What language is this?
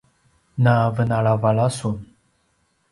Paiwan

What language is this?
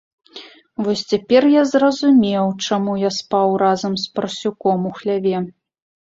Belarusian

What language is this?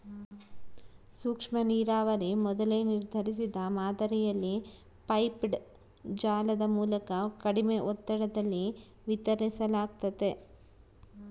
Kannada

